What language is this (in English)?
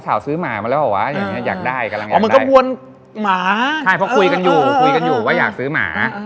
Thai